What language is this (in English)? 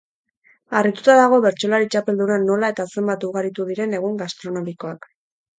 Basque